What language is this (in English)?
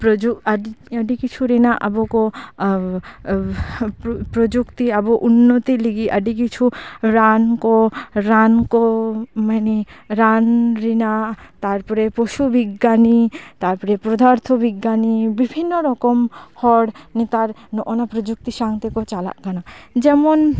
Santali